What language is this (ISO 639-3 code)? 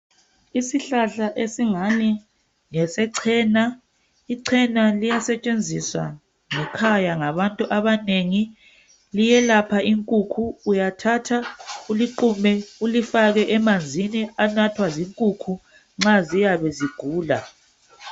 nde